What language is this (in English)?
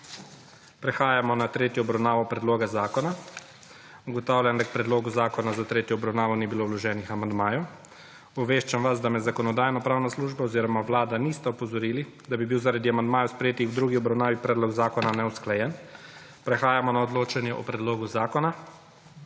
Slovenian